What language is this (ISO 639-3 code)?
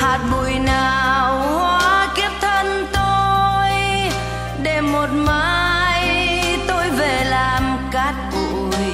vie